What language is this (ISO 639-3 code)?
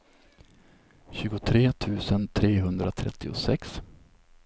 swe